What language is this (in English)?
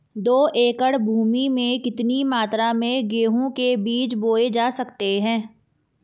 Hindi